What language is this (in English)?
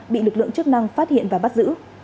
Vietnamese